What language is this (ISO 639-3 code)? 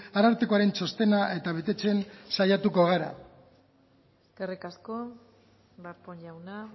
eus